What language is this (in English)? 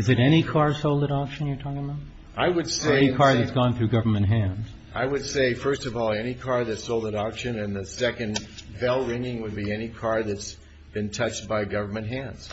English